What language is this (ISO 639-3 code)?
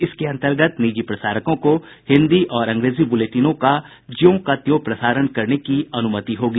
hin